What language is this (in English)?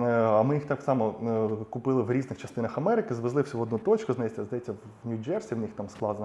Ukrainian